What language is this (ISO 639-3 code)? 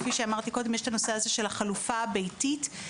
heb